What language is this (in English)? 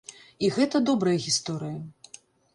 Belarusian